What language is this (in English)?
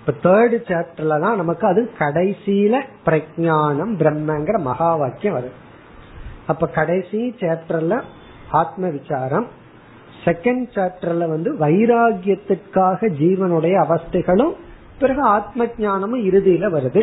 Tamil